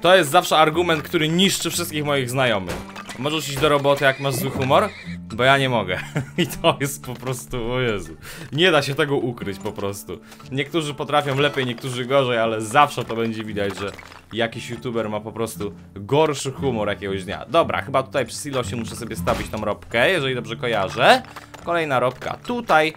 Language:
Polish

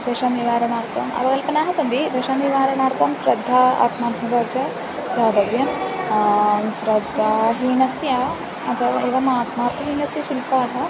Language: Sanskrit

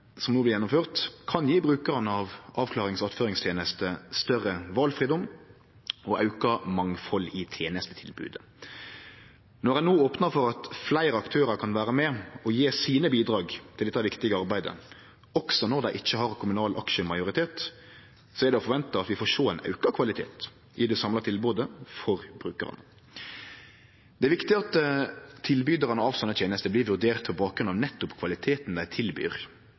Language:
Norwegian Nynorsk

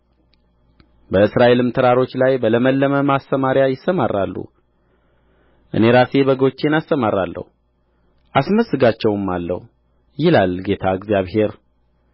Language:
Amharic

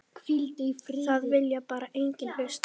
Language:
Icelandic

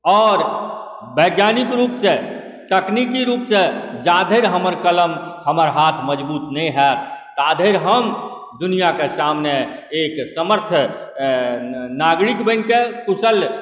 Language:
Maithili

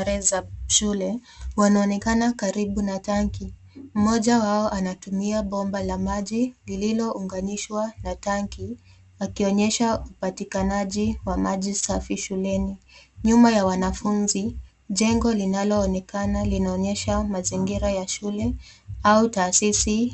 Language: Swahili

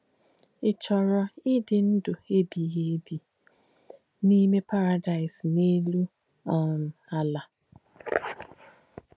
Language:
Igbo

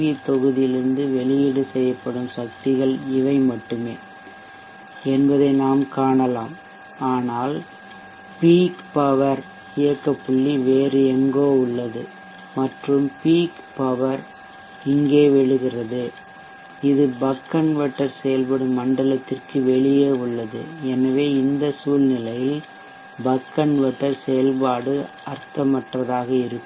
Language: Tamil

